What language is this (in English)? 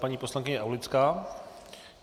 Czech